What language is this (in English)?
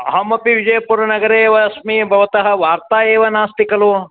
Sanskrit